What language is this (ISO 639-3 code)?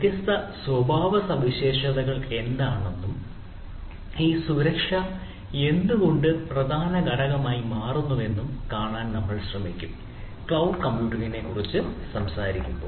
mal